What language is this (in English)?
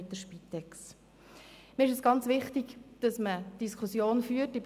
Swiss German